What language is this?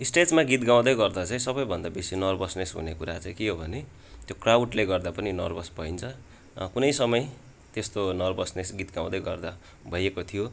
Nepali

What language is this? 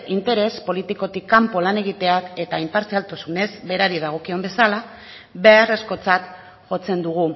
Basque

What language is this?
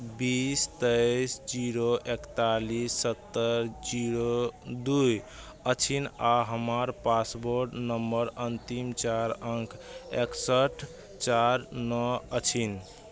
Maithili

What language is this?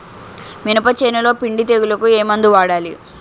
Telugu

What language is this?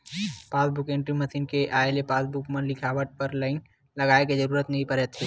Chhattisgarhi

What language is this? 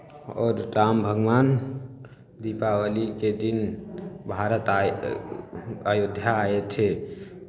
Maithili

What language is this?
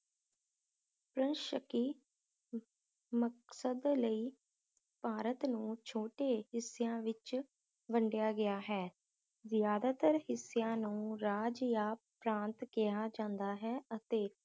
Punjabi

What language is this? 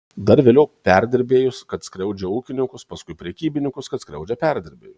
Lithuanian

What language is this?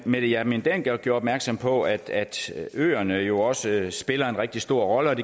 Danish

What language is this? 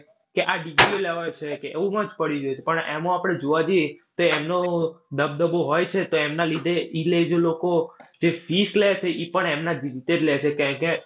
Gujarati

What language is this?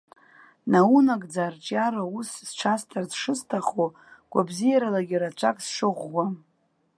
Abkhazian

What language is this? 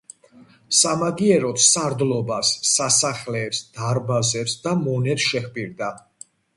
Georgian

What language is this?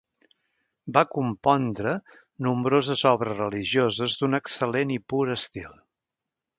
Catalan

